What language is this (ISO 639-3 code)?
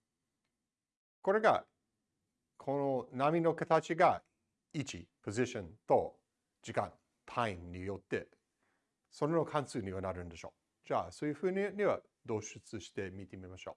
jpn